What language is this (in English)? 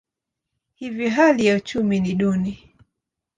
Swahili